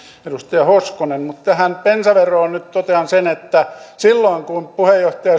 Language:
Finnish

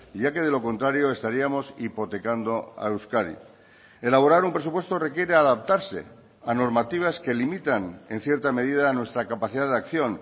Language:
Spanish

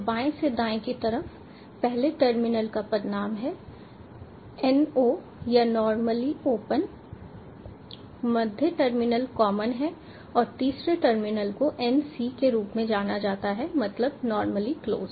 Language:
Hindi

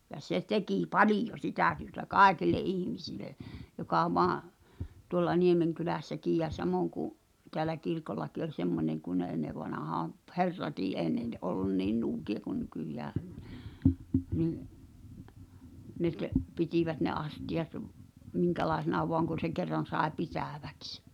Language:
Finnish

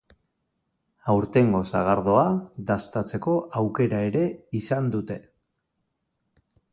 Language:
Basque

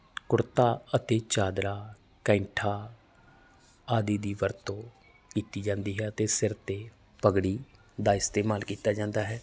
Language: Punjabi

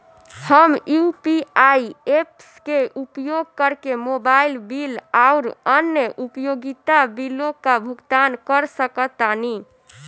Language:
Bhojpuri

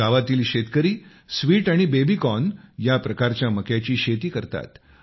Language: Marathi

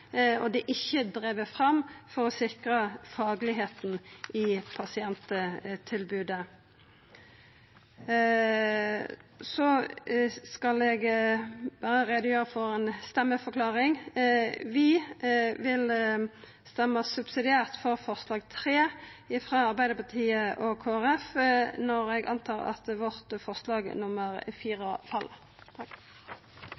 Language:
Norwegian Nynorsk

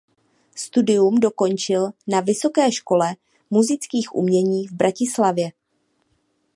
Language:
Czech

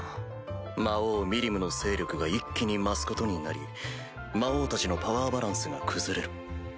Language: Japanese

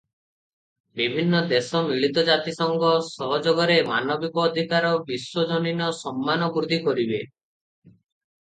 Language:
Odia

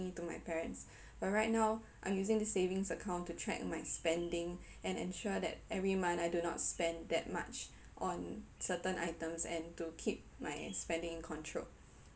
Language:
English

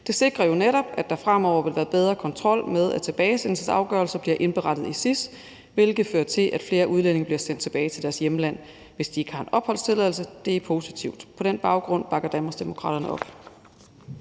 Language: Danish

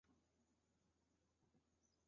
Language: Chinese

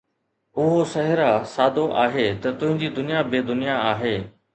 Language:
Sindhi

